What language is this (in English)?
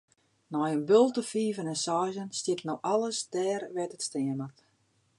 Western Frisian